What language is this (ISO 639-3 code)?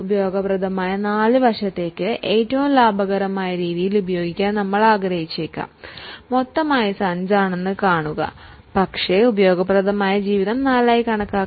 mal